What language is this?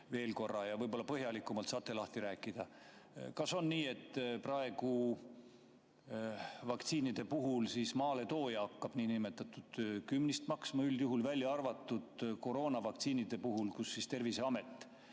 Estonian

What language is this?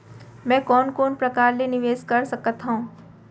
Chhattisgarhi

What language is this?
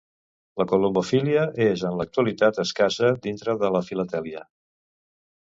Catalan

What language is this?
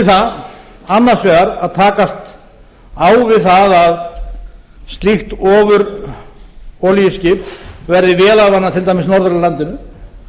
Icelandic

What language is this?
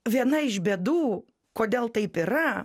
Lithuanian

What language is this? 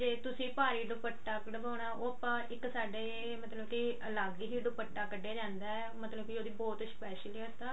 Punjabi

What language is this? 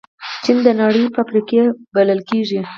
Pashto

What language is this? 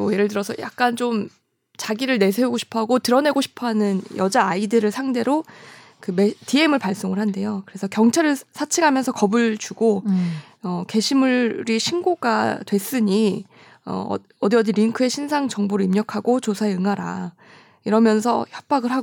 Korean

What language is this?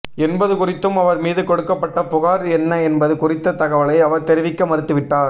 Tamil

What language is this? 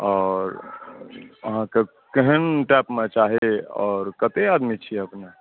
Maithili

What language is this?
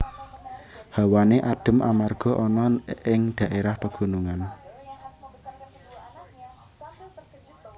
Javanese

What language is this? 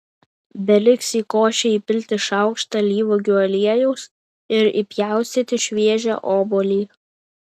Lithuanian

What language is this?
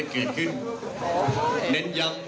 Thai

